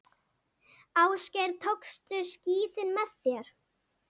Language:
Icelandic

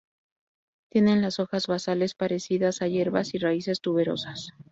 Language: Spanish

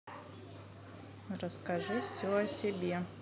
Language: Russian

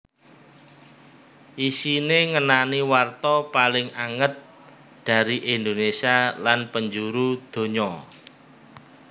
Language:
Javanese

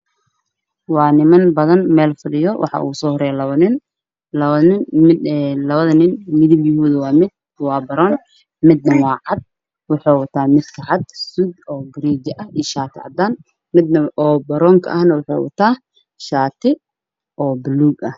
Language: Somali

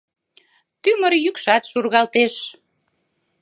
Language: Mari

